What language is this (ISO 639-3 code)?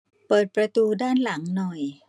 tha